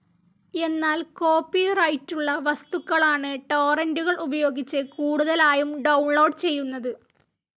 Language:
Malayalam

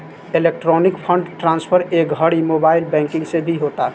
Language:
Bhojpuri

